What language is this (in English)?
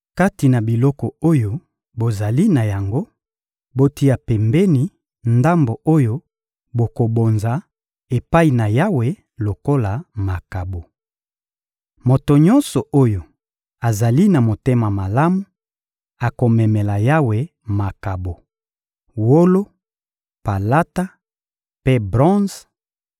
Lingala